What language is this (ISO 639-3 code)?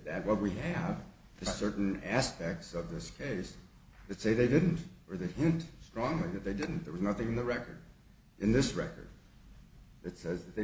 eng